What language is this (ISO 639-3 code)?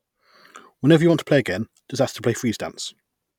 eng